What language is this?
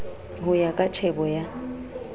Southern Sotho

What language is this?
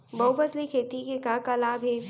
Chhattisgarhi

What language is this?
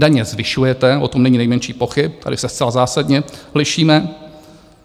Czech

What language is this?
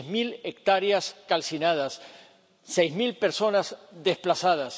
Spanish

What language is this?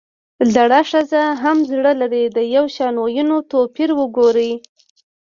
Pashto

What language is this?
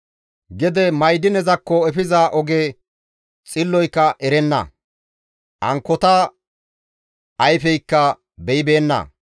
Gamo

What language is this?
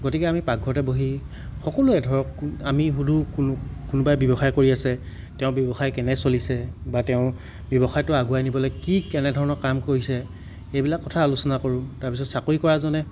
Assamese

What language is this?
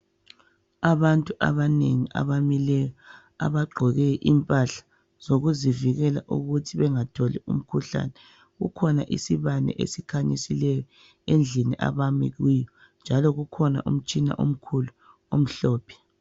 North Ndebele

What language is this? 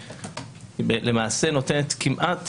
Hebrew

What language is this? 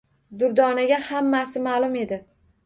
Uzbek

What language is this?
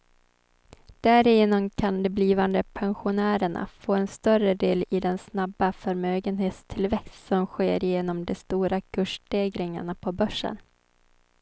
Swedish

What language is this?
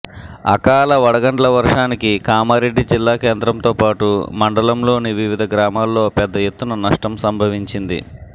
Telugu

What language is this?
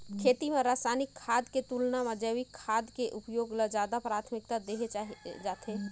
Chhattisgarhi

